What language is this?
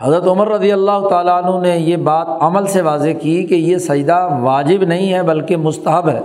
Urdu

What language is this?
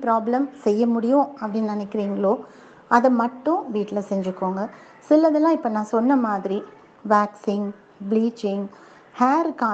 Tamil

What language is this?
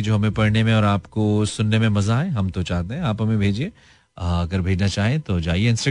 Hindi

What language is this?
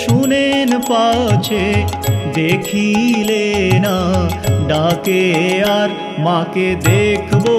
Hindi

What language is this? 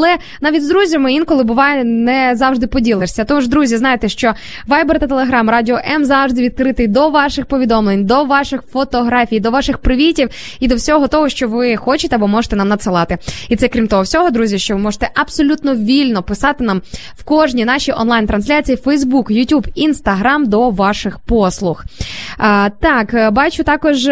Ukrainian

